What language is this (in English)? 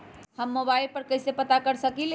Magahi